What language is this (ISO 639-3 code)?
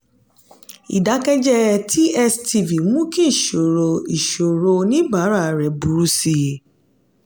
yor